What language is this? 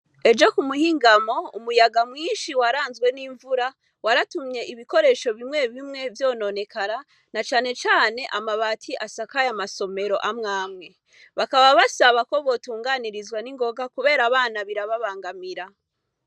Rundi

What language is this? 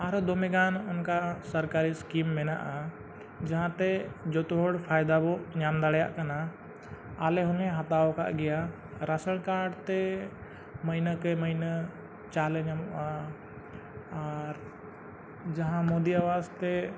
Santali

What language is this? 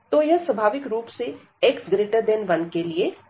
Hindi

